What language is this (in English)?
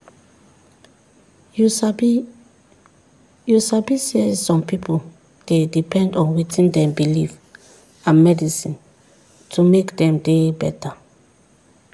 Nigerian Pidgin